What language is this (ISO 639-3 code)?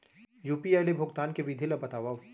hne